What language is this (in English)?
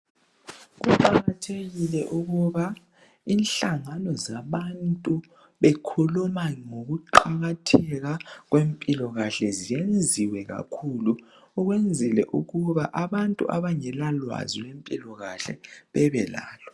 North Ndebele